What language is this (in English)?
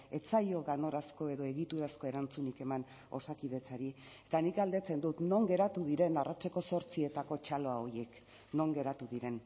Basque